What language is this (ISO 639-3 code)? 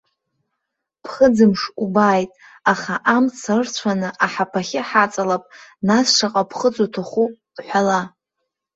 abk